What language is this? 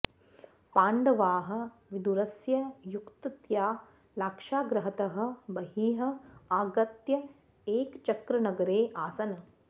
Sanskrit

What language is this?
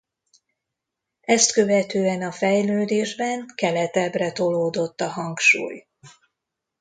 Hungarian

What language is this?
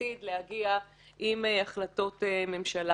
Hebrew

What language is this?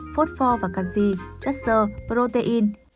Vietnamese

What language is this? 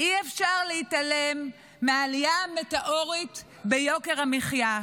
Hebrew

